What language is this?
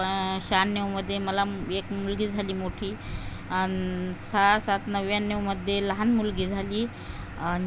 Marathi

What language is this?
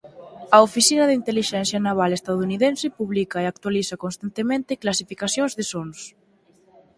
Galician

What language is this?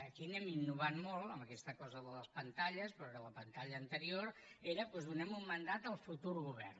Catalan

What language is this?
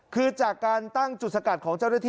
Thai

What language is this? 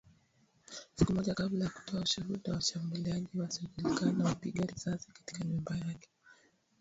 Swahili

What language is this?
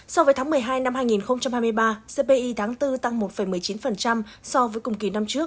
Vietnamese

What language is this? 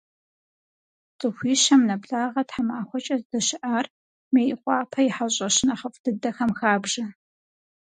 Kabardian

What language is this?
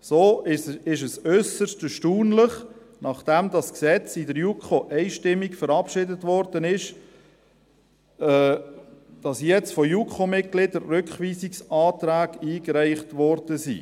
Swiss German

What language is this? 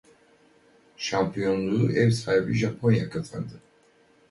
Turkish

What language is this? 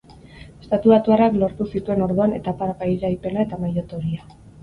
Basque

